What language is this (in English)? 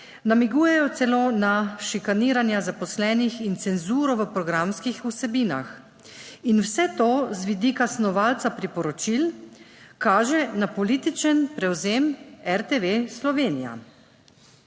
Slovenian